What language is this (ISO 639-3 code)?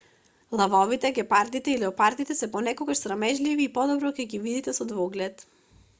mkd